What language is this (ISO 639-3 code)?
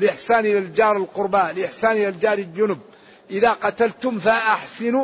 ara